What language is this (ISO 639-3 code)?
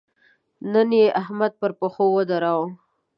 pus